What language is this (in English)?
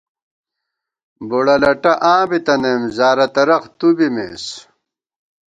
Gawar-Bati